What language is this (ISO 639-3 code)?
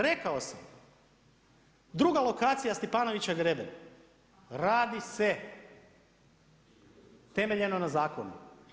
hrv